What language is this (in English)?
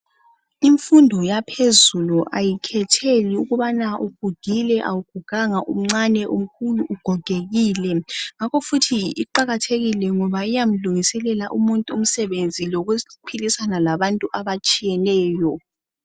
North Ndebele